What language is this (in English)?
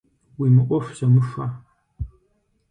Kabardian